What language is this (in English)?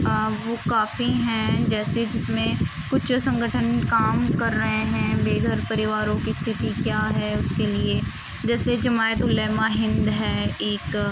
Urdu